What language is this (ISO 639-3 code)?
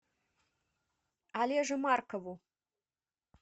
rus